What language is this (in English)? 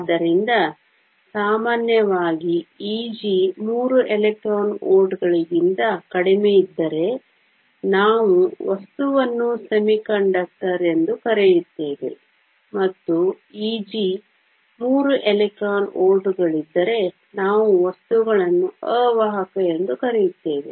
Kannada